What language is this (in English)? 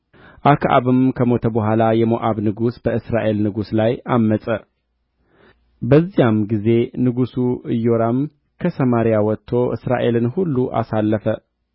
Amharic